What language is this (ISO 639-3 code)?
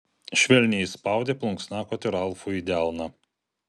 lit